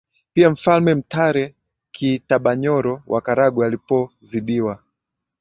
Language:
Swahili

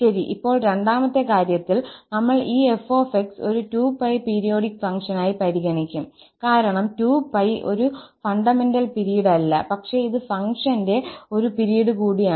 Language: Malayalam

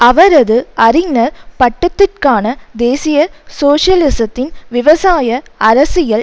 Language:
Tamil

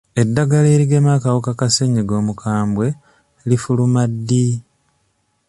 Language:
Ganda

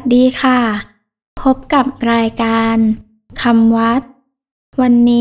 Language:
Thai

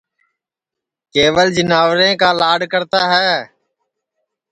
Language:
Sansi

